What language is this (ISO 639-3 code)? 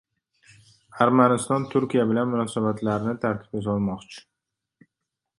uzb